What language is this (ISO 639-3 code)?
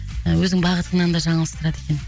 kaz